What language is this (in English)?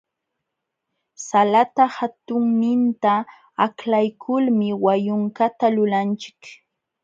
Jauja Wanca Quechua